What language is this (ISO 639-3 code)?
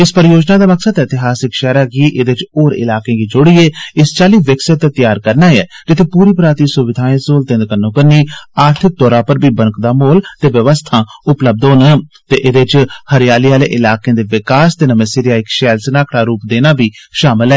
doi